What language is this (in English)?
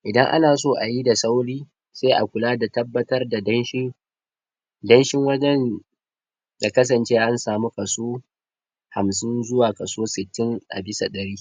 Hausa